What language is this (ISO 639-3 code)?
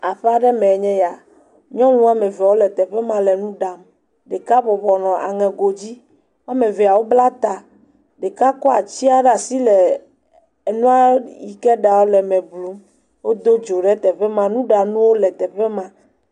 ewe